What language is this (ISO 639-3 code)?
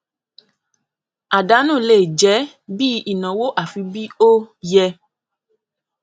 yor